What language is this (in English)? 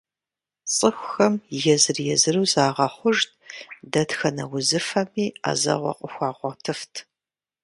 Kabardian